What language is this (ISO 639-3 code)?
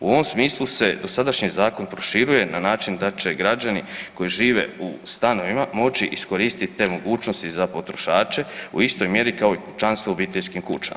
hrv